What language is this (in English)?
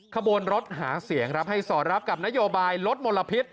Thai